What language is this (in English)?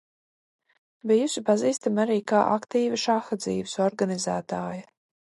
Latvian